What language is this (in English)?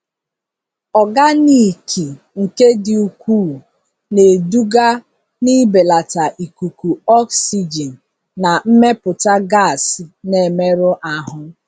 Igbo